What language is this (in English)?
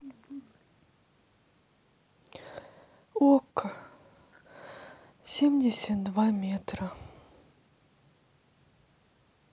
Russian